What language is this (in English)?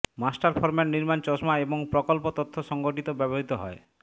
Bangla